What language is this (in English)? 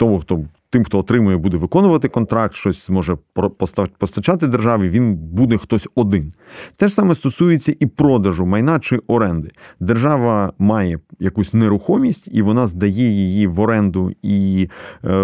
Ukrainian